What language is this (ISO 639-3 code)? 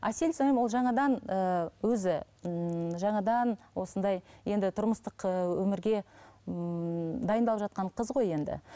kaz